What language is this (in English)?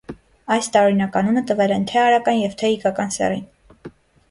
Armenian